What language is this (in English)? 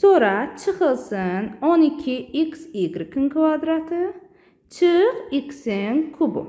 Turkish